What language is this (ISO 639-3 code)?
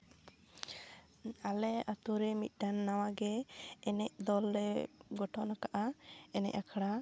sat